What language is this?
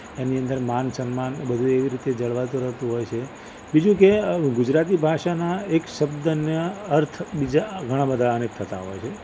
Gujarati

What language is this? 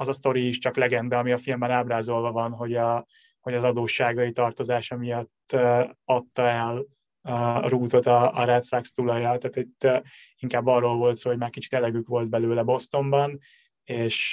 Hungarian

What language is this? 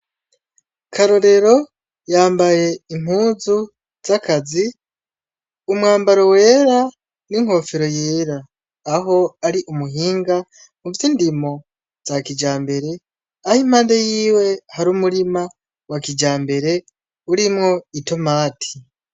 Rundi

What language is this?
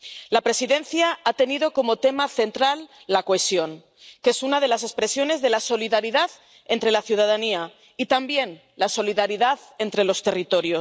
Spanish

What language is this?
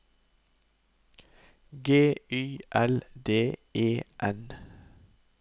Norwegian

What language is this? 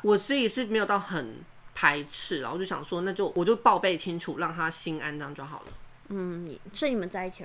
Chinese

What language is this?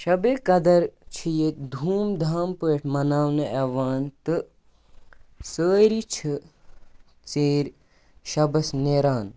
Kashmiri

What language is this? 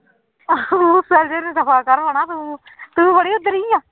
Punjabi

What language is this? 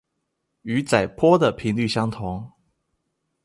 Chinese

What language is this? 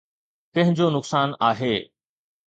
Sindhi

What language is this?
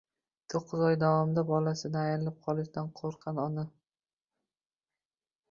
Uzbek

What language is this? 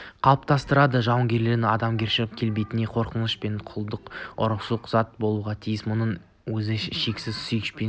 Kazakh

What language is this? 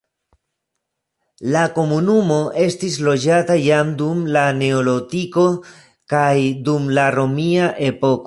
Esperanto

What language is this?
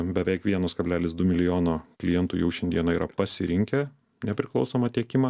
Lithuanian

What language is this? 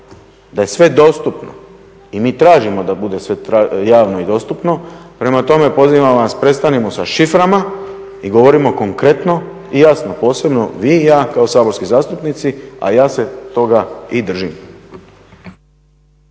Croatian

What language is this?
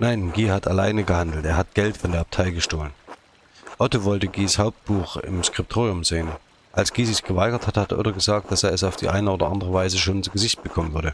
German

